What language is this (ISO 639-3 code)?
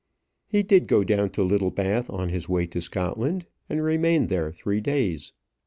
eng